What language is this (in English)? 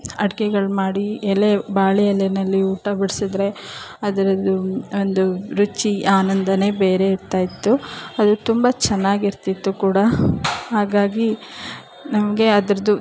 Kannada